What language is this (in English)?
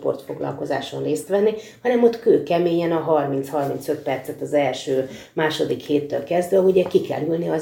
Hungarian